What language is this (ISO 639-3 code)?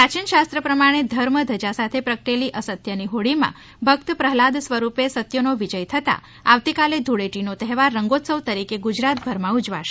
guj